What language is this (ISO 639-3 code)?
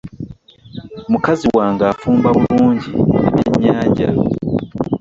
lug